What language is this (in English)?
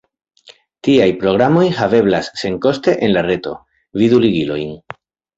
Esperanto